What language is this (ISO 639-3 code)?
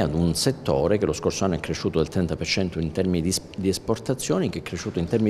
ita